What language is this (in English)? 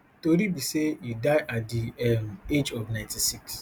Nigerian Pidgin